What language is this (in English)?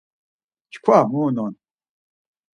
Laz